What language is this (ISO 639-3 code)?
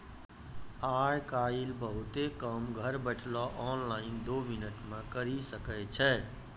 mai